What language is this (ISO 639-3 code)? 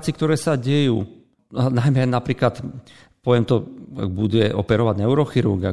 slk